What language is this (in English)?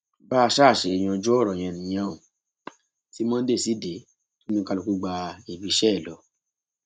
Yoruba